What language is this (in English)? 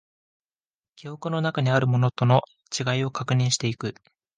Japanese